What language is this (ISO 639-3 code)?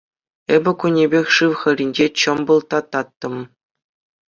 chv